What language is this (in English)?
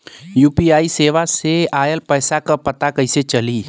Bhojpuri